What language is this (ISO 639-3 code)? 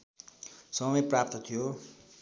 nep